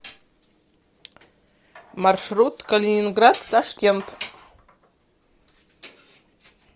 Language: Russian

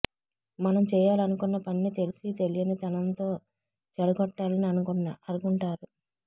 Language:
Telugu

